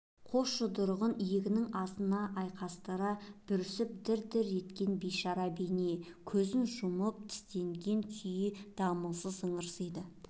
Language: Kazakh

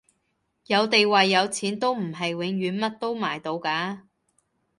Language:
Cantonese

